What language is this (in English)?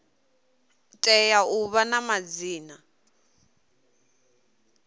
Venda